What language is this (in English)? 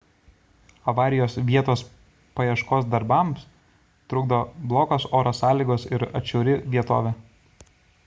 Lithuanian